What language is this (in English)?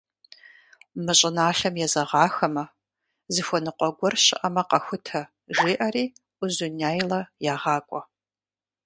Kabardian